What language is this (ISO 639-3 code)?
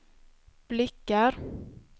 swe